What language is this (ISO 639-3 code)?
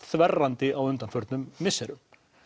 isl